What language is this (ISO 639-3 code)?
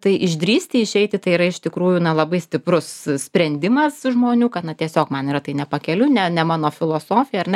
lit